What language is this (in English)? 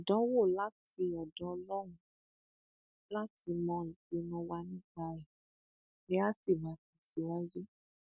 Yoruba